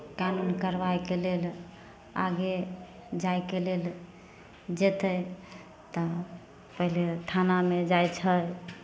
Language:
Maithili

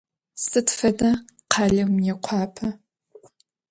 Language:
Adyghe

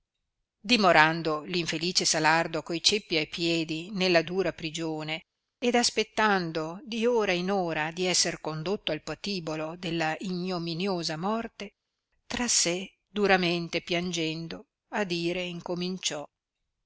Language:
Italian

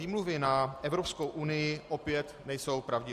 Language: Czech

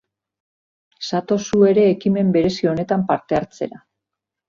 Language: Basque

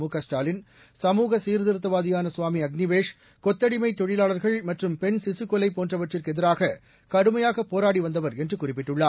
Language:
Tamil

